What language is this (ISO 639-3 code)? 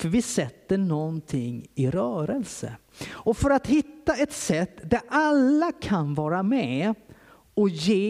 swe